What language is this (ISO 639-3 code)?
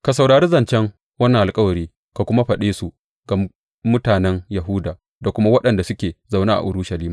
hau